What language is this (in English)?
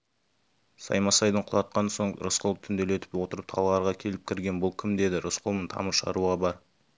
Kazakh